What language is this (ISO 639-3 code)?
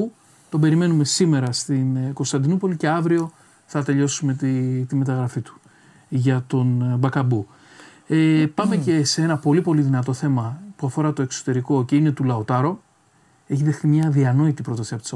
ell